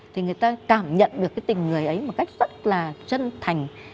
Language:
Vietnamese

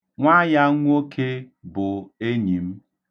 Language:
Igbo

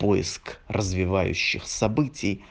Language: Russian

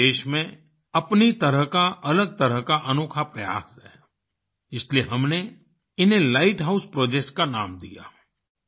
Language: Hindi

